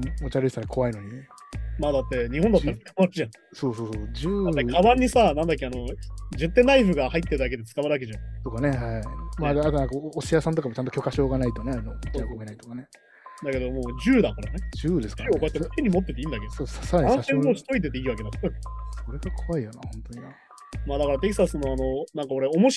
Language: Japanese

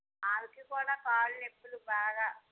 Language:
Telugu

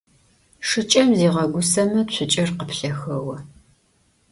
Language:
Adyghe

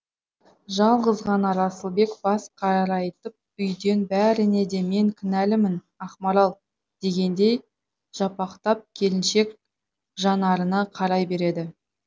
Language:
Kazakh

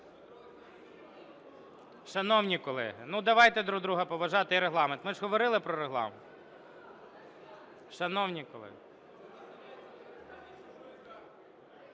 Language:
Ukrainian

